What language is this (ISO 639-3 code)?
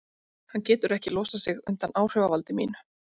isl